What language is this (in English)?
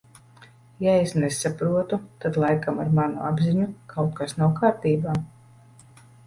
Latvian